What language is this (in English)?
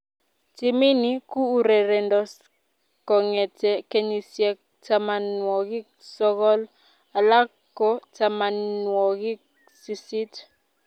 Kalenjin